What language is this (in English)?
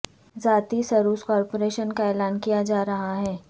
Urdu